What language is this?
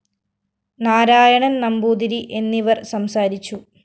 Malayalam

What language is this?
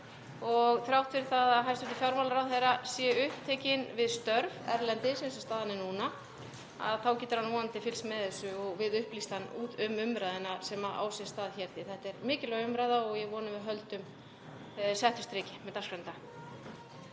Icelandic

